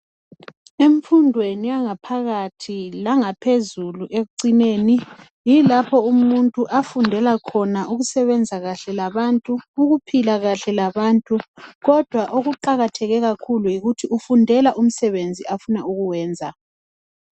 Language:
North Ndebele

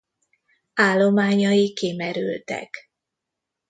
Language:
Hungarian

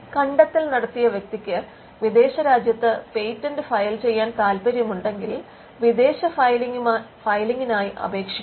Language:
Malayalam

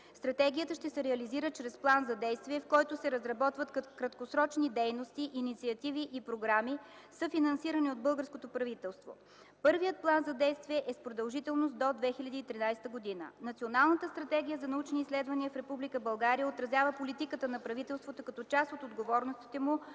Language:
Bulgarian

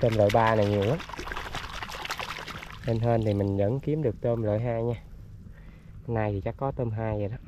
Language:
Vietnamese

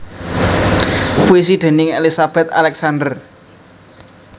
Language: Javanese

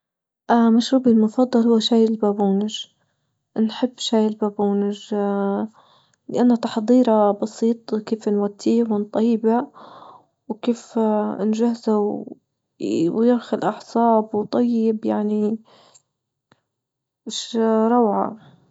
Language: Libyan Arabic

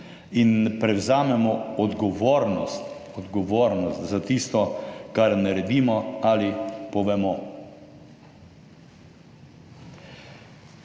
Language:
Slovenian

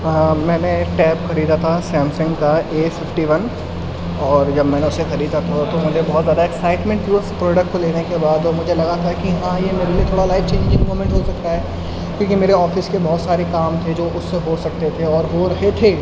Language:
Urdu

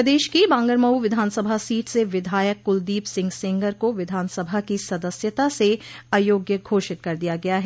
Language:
Hindi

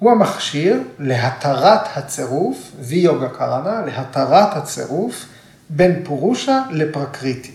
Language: Hebrew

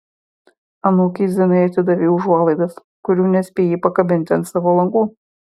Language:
Lithuanian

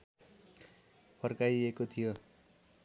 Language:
Nepali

